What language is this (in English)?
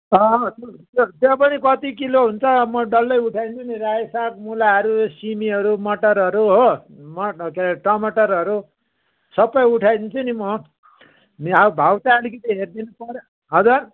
Nepali